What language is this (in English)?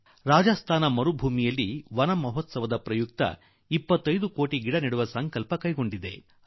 Kannada